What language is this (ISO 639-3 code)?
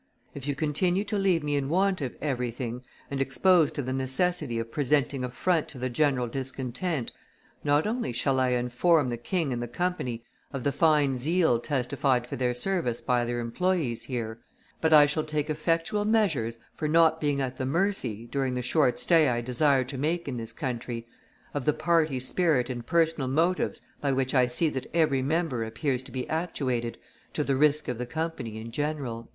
eng